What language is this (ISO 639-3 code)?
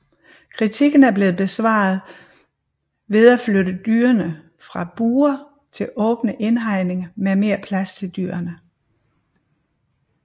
dan